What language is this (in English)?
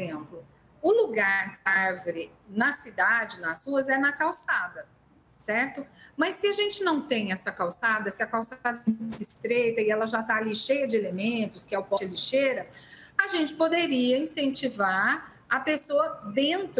Portuguese